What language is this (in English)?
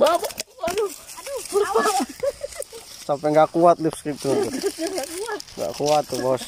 Indonesian